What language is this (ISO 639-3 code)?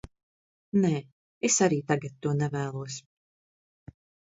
lav